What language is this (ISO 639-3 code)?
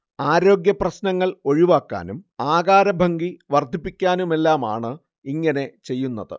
mal